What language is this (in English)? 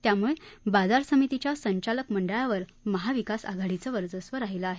Marathi